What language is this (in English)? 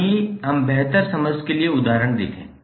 Hindi